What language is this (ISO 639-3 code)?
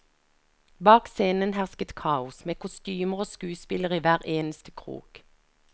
nor